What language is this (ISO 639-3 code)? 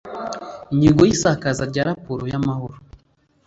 kin